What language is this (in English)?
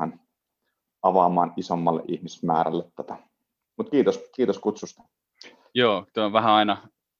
Finnish